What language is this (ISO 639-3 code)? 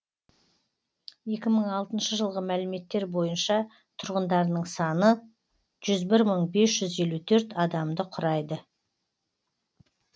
kaz